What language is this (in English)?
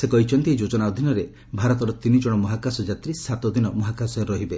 Odia